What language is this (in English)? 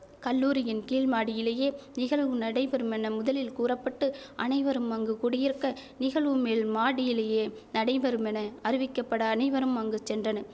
Tamil